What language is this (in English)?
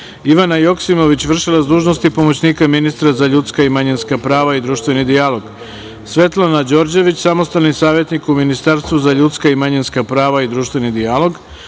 Serbian